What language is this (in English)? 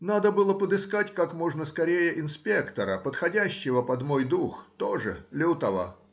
Russian